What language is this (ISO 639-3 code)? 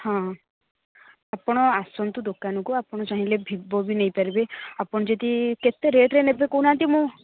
ori